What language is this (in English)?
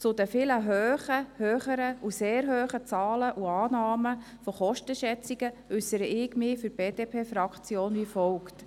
Swiss German